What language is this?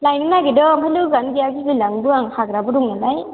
Bodo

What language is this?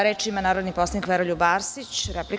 Serbian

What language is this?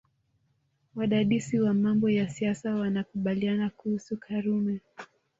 Swahili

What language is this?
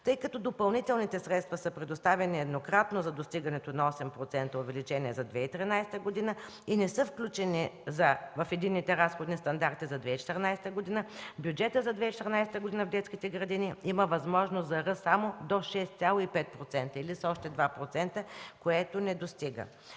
Bulgarian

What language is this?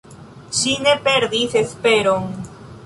Esperanto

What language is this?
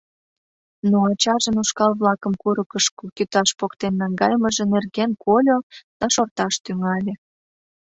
Mari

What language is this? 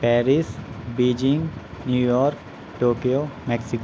Urdu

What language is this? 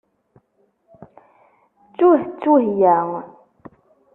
Kabyle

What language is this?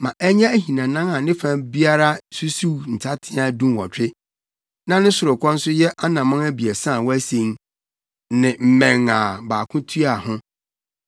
Akan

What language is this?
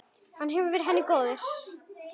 Icelandic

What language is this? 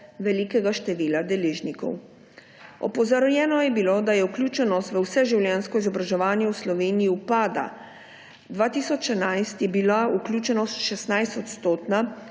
Slovenian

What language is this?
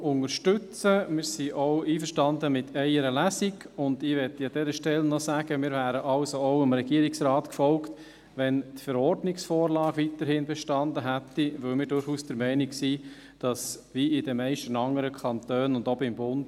Swiss German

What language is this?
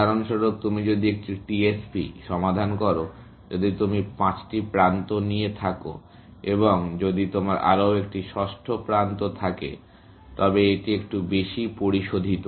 Bangla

